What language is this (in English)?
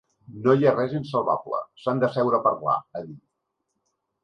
Catalan